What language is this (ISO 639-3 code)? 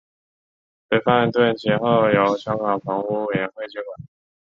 zho